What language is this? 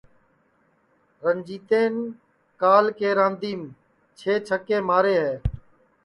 Sansi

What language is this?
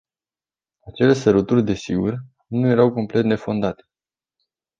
Romanian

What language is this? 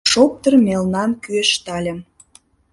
Mari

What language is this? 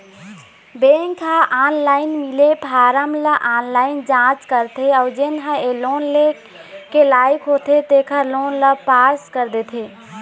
Chhattisgarhi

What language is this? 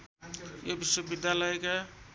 Nepali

